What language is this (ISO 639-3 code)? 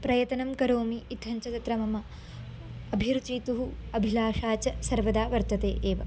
san